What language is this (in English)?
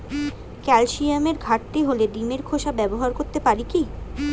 Bangla